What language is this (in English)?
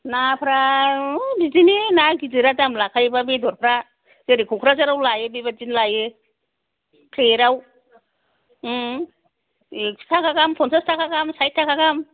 Bodo